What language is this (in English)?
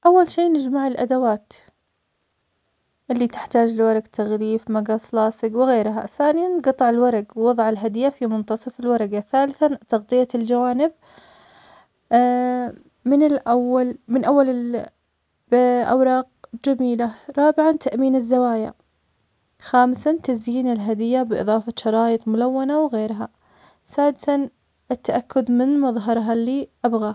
Omani Arabic